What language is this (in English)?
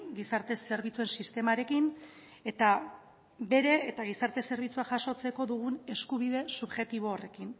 Basque